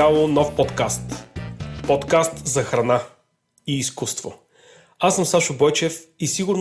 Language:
Bulgarian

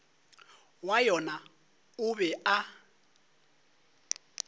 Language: Northern Sotho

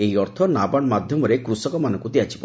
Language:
Odia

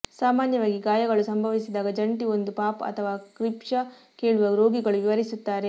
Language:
Kannada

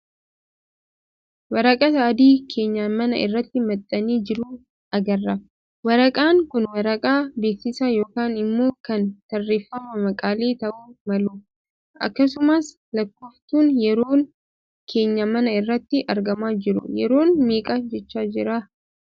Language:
Oromo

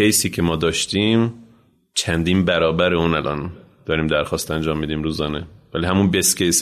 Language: Persian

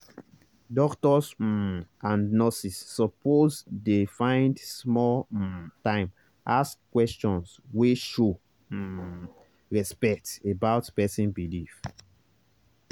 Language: Nigerian Pidgin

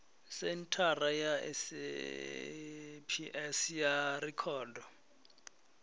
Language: Venda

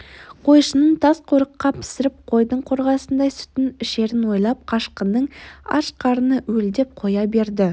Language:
Kazakh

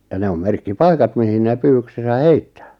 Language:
Finnish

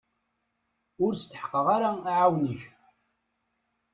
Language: Kabyle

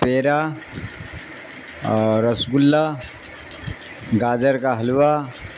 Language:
Urdu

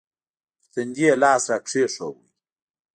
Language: Pashto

